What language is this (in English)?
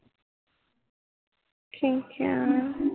Punjabi